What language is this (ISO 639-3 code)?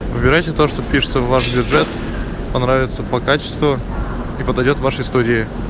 rus